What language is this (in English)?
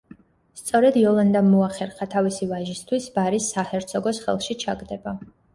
Georgian